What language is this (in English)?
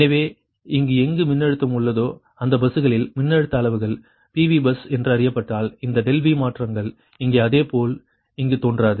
Tamil